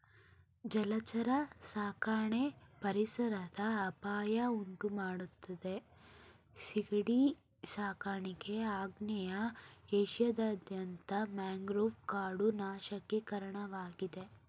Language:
Kannada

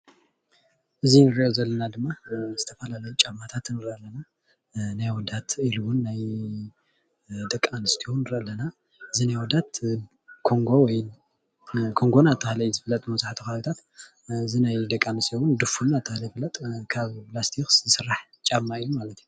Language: Tigrinya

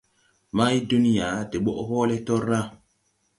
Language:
Tupuri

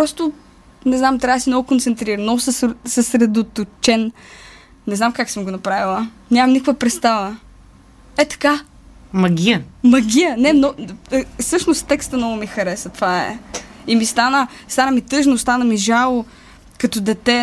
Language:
Bulgarian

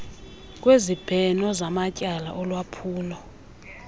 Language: Xhosa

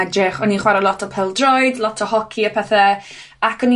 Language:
Welsh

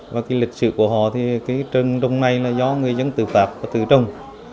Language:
Vietnamese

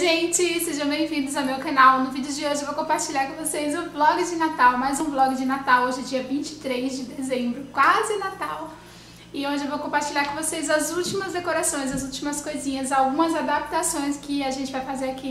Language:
Portuguese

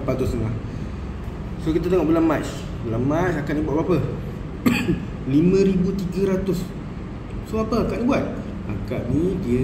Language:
Malay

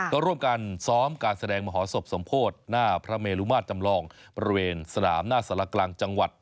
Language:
Thai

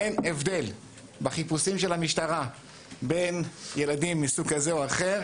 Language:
Hebrew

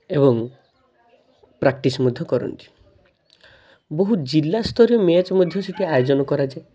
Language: Odia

